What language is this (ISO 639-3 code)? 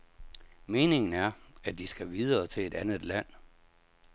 dan